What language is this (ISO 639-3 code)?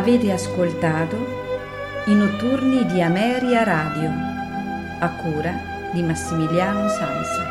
ita